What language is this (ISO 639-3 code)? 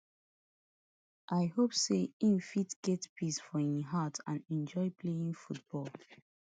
pcm